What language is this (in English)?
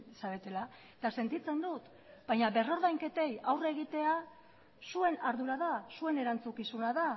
Basque